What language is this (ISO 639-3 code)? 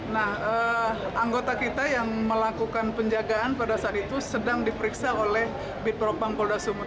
ind